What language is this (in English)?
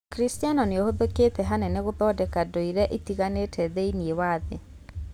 Kikuyu